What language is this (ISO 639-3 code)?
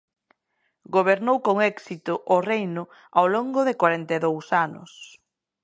glg